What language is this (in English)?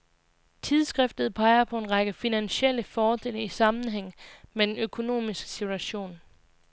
Danish